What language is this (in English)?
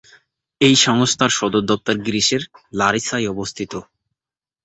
Bangla